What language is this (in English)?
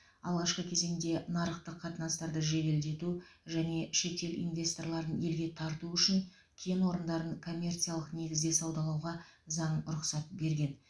Kazakh